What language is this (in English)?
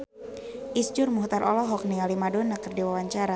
Sundanese